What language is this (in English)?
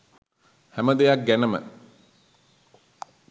Sinhala